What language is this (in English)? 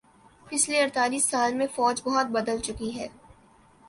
Urdu